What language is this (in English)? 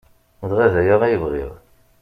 Kabyle